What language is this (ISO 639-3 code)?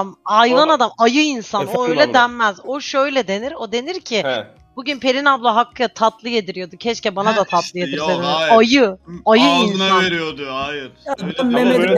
tur